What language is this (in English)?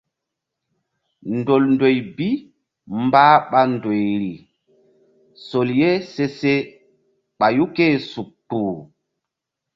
Mbum